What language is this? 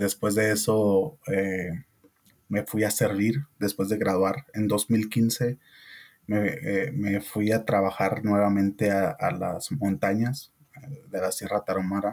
Spanish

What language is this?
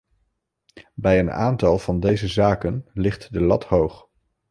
Dutch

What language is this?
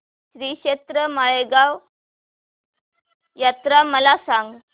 Marathi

